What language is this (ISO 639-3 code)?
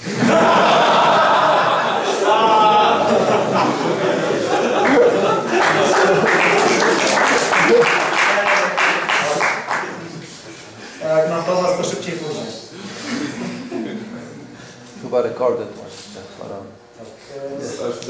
pol